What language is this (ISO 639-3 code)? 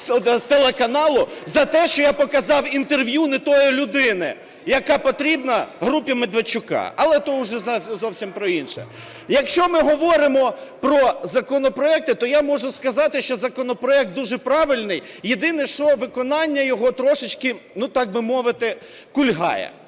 ukr